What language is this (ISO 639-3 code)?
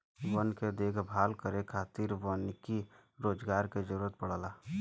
bho